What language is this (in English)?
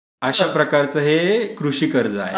Marathi